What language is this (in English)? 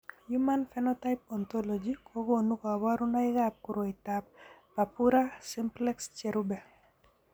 Kalenjin